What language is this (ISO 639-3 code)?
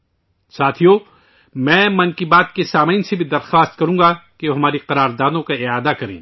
urd